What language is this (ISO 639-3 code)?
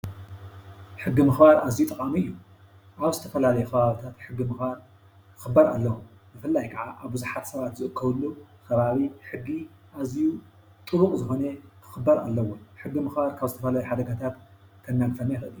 tir